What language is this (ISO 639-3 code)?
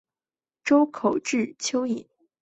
zho